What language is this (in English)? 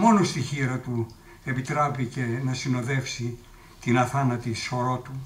Greek